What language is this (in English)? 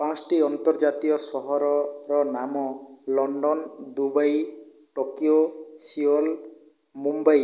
Odia